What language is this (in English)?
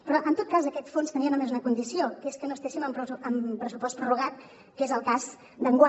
Catalan